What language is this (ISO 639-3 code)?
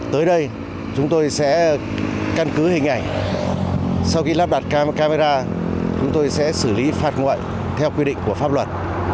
vie